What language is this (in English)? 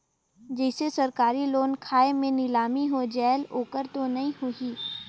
Chhattisgarhi